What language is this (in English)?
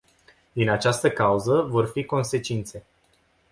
Romanian